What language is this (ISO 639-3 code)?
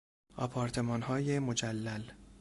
fas